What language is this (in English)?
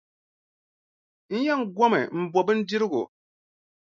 Dagbani